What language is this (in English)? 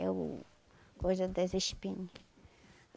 Portuguese